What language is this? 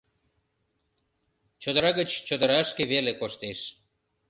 Mari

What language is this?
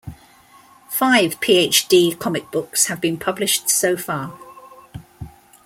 English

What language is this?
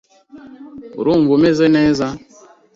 Kinyarwanda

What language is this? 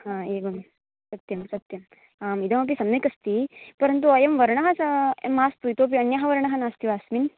Sanskrit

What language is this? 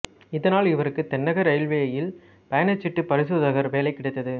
Tamil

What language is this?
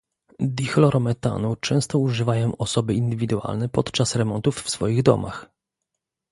Polish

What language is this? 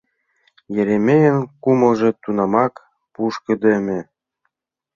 Mari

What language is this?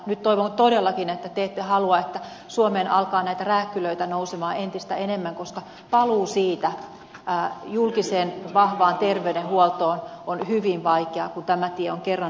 Finnish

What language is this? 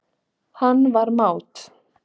Icelandic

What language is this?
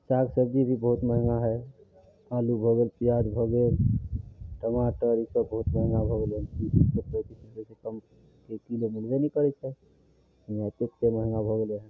Maithili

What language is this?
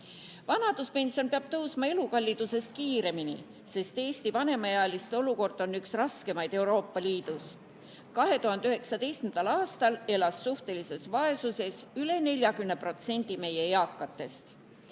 Estonian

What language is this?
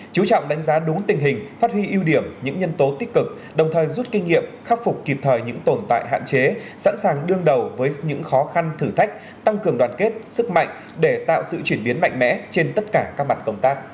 Vietnamese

